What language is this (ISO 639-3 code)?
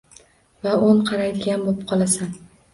uzb